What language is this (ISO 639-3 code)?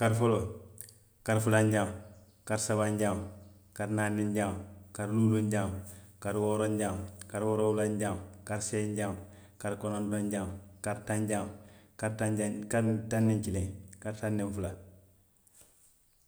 mlq